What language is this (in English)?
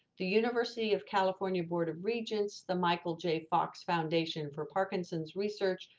English